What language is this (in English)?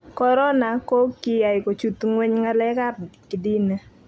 Kalenjin